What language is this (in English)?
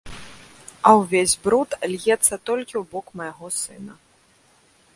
Belarusian